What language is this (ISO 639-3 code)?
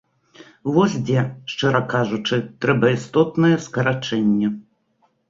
bel